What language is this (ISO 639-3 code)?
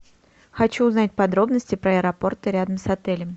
rus